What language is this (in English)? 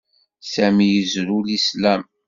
Kabyle